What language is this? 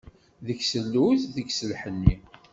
Kabyle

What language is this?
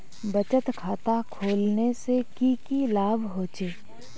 Magahi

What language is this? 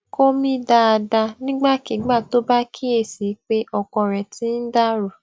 Yoruba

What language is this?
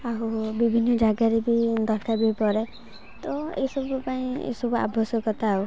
Odia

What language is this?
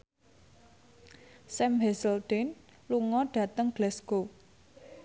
Javanese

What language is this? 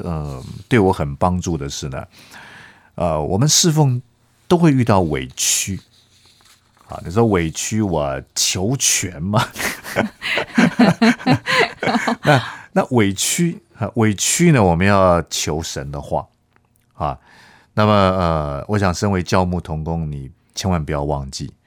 Chinese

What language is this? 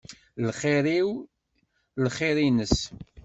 Kabyle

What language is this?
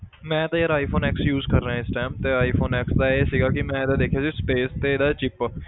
Punjabi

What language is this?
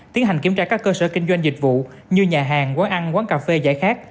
Vietnamese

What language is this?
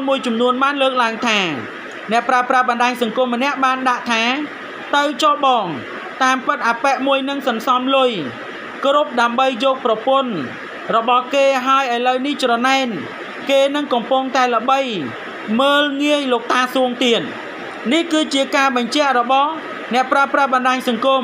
Thai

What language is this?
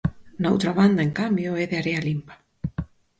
Galician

